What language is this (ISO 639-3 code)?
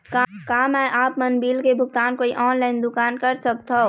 hne